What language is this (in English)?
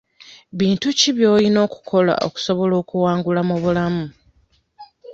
Ganda